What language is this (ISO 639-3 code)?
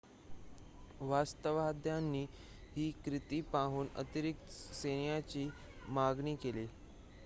mar